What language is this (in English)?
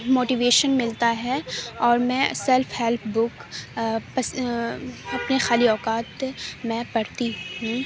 Urdu